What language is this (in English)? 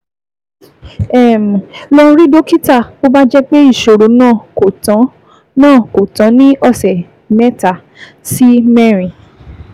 Yoruba